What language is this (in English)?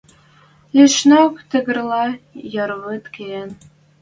Western Mari